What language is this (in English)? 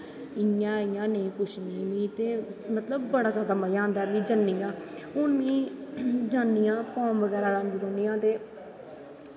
Dogri